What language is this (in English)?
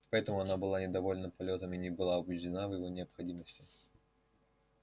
Russian